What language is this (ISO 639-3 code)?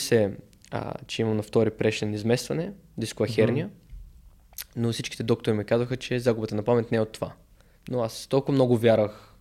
bul